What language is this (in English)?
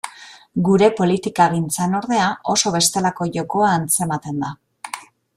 Basque